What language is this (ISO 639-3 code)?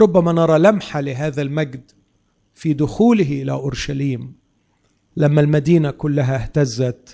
ara